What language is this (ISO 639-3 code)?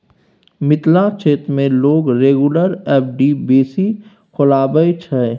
mai